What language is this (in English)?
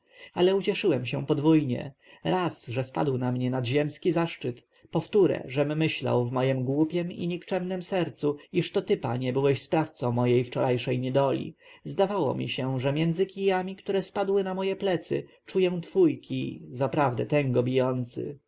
Polish